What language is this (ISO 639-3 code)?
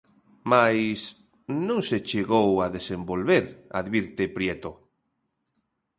glg